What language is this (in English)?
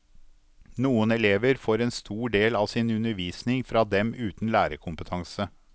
Norwegian